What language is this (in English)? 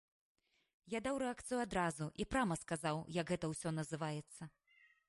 Belarusian